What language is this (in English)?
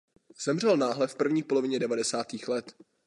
Czech